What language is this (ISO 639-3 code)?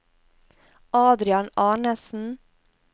nor